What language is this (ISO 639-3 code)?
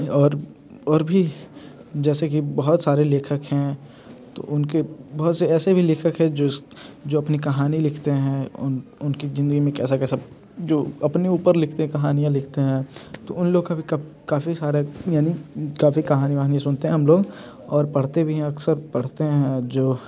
hin